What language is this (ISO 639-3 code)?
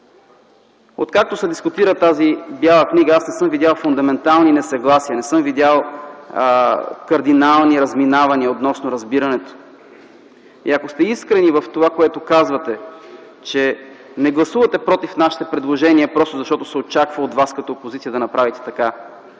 bul